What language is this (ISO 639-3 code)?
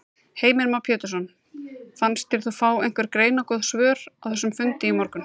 isl